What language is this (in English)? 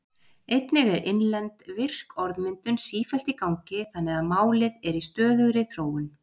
Icelandic